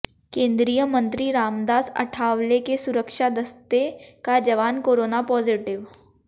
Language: Hindi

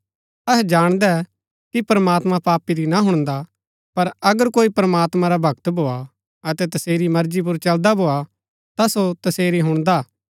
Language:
Gaddi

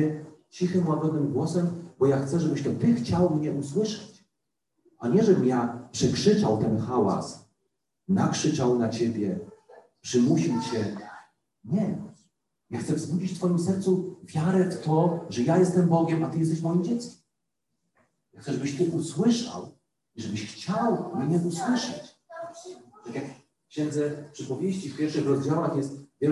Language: Polish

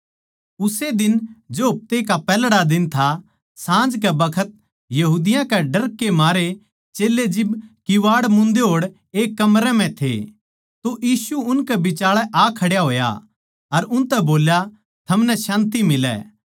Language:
Haryanvi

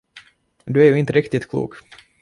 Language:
Swedish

